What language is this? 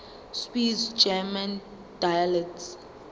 Zulu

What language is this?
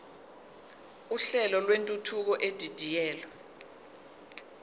Zulu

